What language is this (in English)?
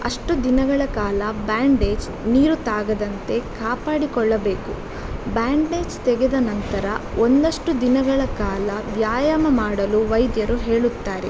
Kannada